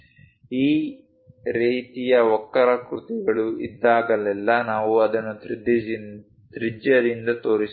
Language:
Kannada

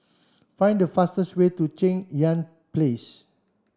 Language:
English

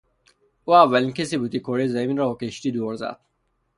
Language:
Persian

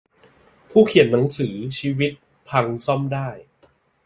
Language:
Thai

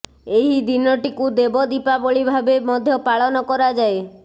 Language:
Odia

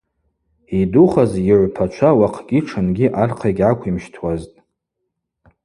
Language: Abaza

